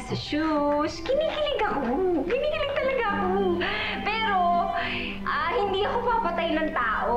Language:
Filipino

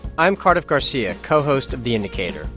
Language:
English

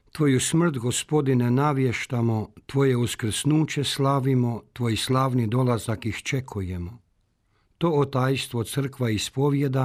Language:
Croatian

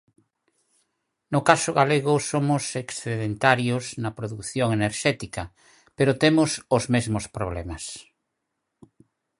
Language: Galician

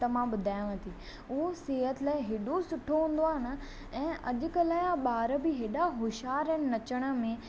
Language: Sindhi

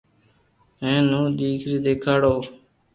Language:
Loarki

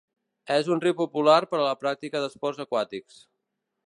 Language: Catalan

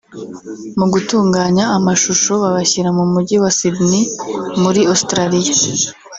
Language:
Kinyarwanda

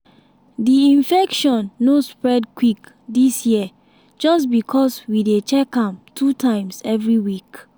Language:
Nigerian Pidgin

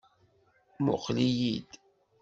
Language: Kabyle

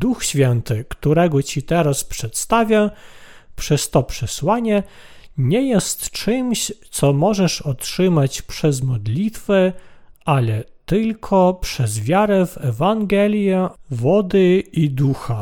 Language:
Polish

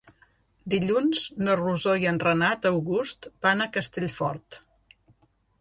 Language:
Catalan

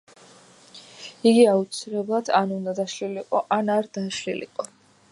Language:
Georgian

